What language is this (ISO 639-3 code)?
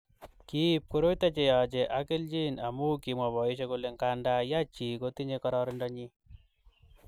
kln